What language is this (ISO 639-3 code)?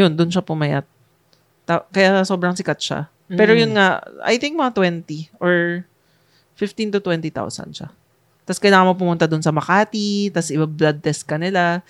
fil